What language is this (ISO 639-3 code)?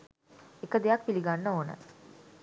sin